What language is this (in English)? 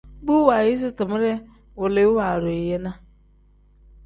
Tem